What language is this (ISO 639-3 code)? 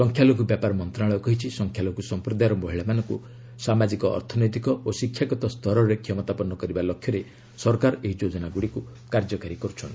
ori